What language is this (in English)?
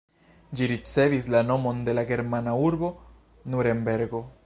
Esperanto